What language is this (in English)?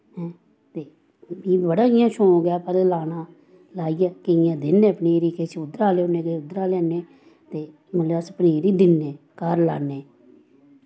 Dogri